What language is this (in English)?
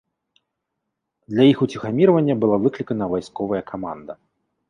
Belarusian